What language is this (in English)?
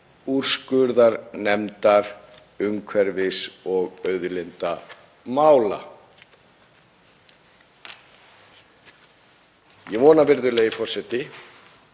Icelandic